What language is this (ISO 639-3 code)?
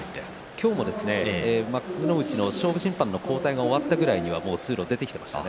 jpn